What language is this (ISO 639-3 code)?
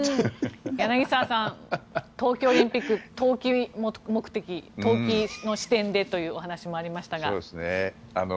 jpn